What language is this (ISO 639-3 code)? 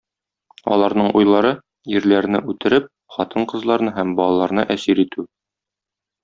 tat